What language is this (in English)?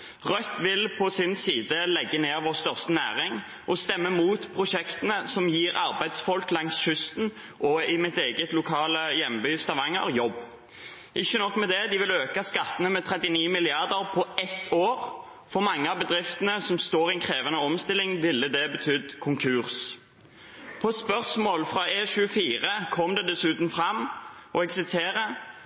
Norwegian Bokmål